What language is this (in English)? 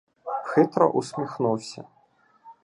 Ukrainian